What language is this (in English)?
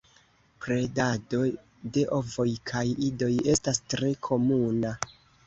Esperanto